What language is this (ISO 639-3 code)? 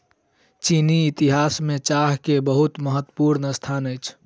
mai